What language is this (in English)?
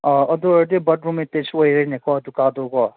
Manipuri